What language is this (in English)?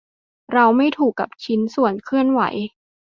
Thai